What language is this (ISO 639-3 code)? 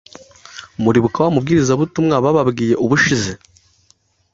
kin